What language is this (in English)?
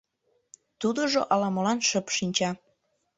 Mari